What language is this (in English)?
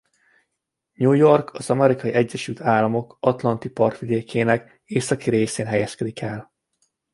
Hungarian